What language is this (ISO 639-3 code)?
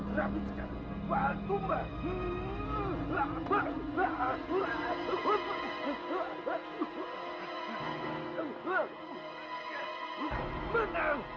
ind